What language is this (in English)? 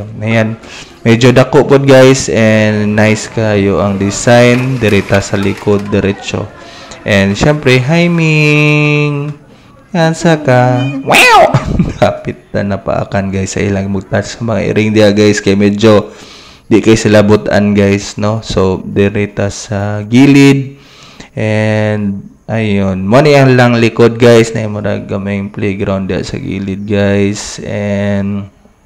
Filipino